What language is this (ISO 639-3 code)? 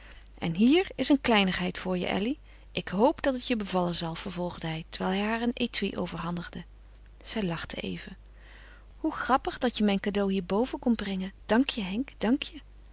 nld